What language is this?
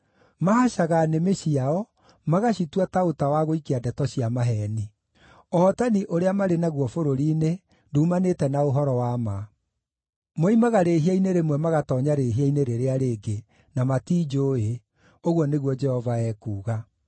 Kikuyu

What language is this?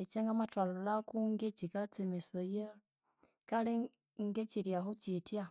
Konzo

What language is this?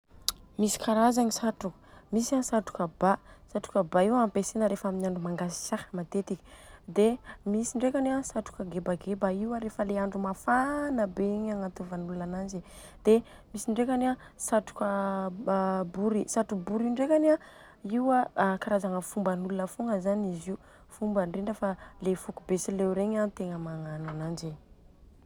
Southern Betsimisaraka Malagasy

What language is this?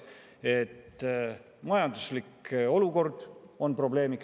Estonian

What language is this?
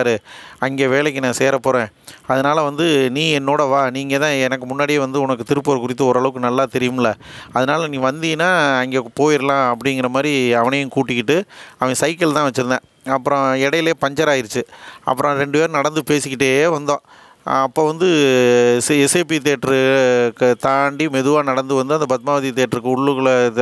Tamil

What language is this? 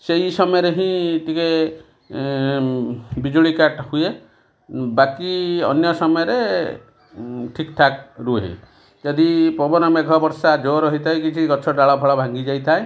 Odia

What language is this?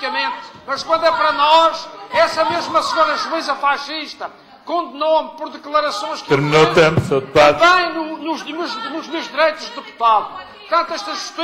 Portuguese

